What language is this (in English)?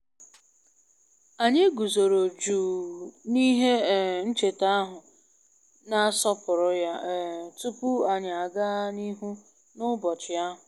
Igbo